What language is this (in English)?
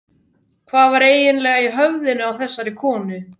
Icelandic